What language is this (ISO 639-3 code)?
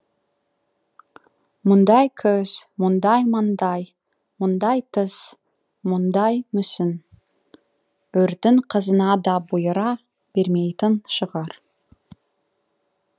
kaz